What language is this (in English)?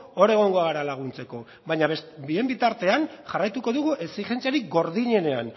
Basque